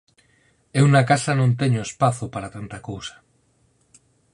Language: Galician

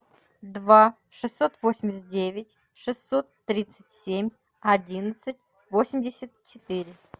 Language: Russian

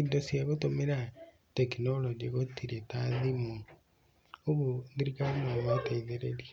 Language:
Kikuyu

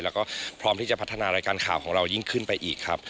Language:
Thai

